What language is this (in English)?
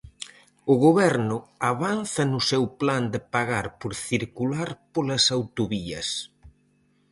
Galician